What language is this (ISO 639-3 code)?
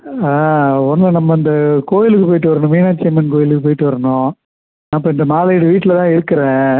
tam